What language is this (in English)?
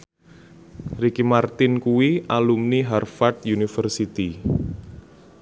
Javanese